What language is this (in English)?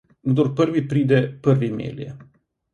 Slovenian